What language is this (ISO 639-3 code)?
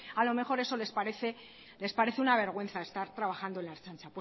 spa